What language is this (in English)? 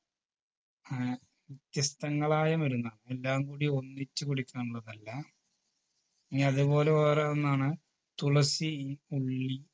Malayalam